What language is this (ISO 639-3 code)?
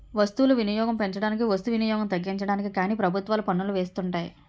tel